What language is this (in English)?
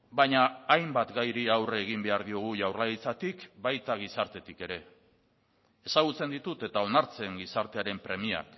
Basque